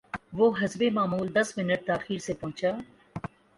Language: Urdu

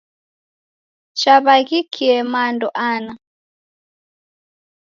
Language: Taita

